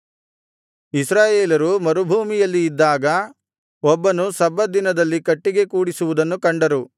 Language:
Kannada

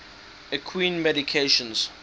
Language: English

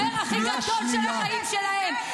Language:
Hebrew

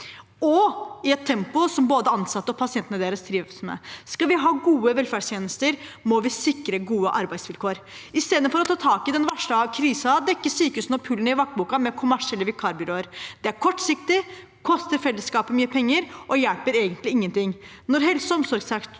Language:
Norwegian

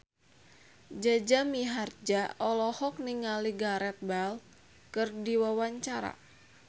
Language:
Sundanese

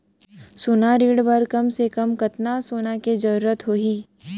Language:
Chhattisgarhi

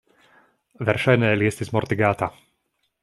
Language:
Esperanto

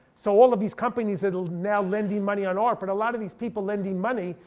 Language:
English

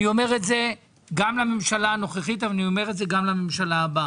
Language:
Hebrew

